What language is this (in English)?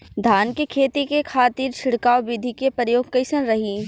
Bhojpuri